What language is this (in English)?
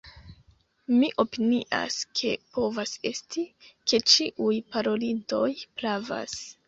Esperanto